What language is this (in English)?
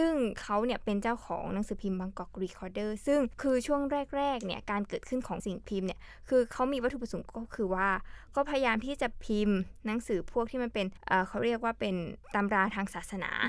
Thai